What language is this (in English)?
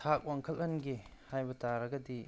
Manipuri